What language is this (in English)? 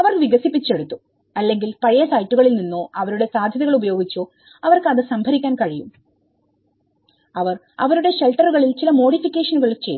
Malayalam